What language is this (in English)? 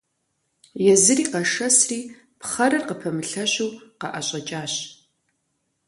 Kabardian